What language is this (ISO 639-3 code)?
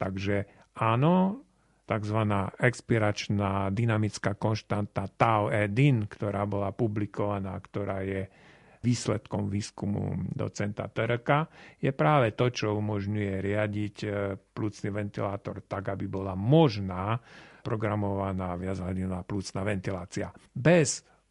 slk